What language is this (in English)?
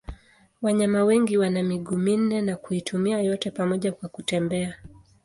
Swahili